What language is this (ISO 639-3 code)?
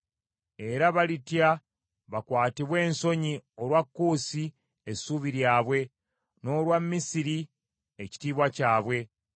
lug